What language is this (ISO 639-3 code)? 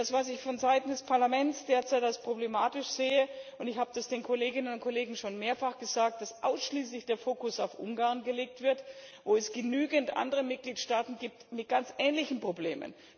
deu